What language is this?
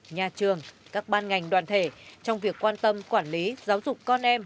Vietnamese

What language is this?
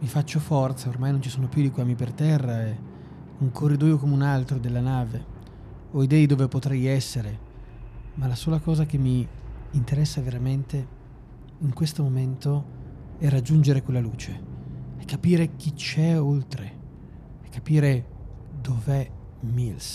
Italian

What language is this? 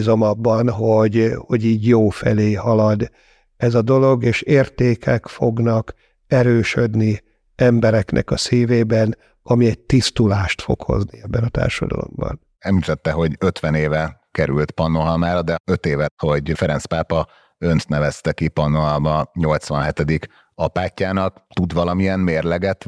Hungarian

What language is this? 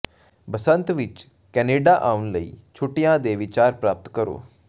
Punjabi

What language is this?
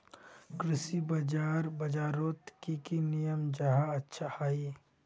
Magahi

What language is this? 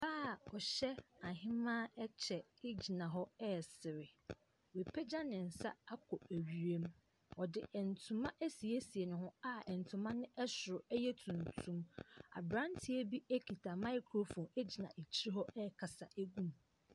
Akan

